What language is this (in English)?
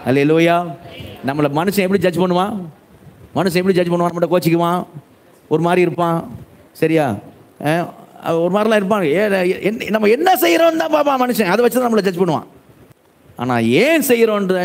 Tamil